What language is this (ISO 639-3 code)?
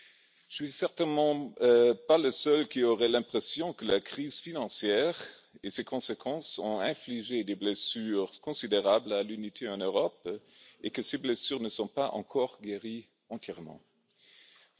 fra